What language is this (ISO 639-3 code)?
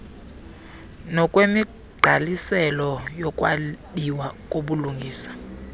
xho